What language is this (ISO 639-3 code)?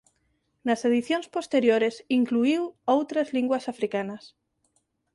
glg